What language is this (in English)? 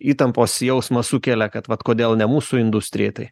Lithuanian